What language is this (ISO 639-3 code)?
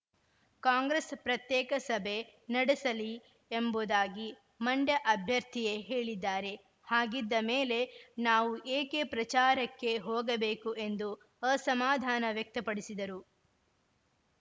kan